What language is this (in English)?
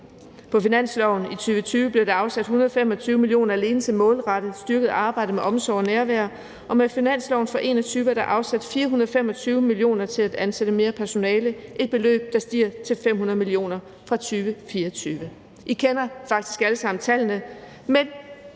Danish